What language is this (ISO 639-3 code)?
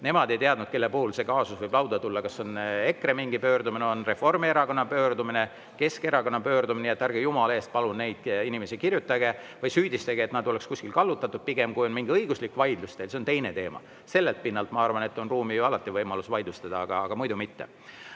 est